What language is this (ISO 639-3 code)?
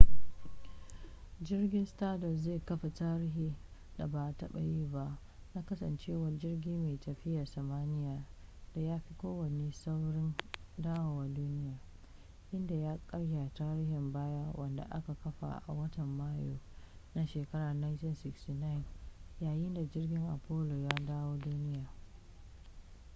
hau